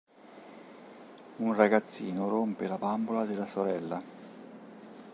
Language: Italian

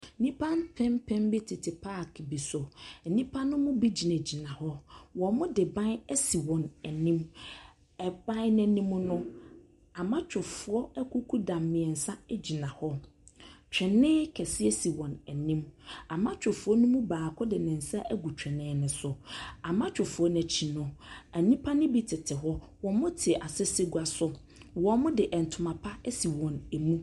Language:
Akan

